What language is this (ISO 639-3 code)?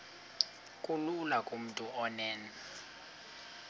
xho